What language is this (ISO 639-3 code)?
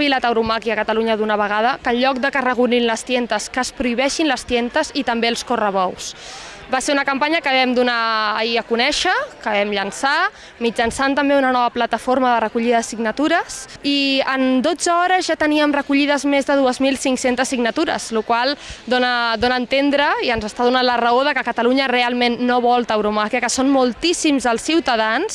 cat